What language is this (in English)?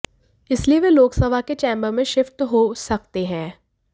Hindi